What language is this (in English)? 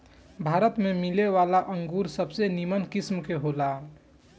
Bhojpuri